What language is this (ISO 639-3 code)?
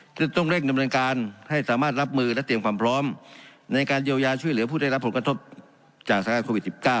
tha